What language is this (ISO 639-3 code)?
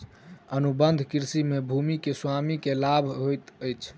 mai